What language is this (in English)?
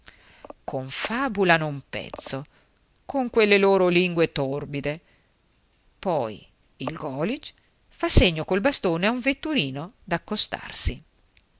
Italian